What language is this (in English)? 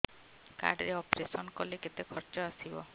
Odia